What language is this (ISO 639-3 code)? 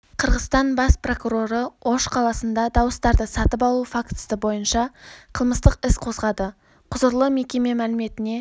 kaz